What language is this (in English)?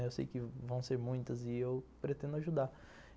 Portuguese